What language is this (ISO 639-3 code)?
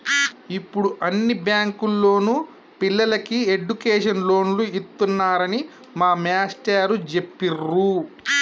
tel